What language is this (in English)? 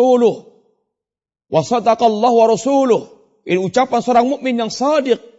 Malay